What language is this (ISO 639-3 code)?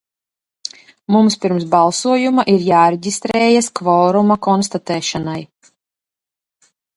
lav